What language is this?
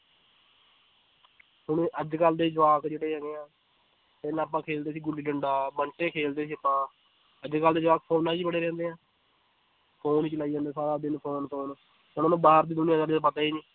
Punjabi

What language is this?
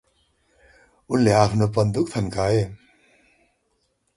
Nepali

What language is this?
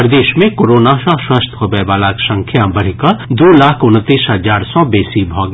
Maithili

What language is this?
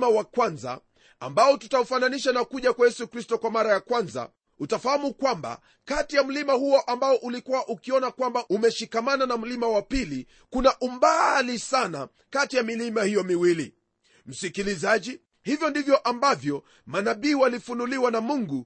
Swahili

